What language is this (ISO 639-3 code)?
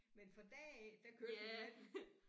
dan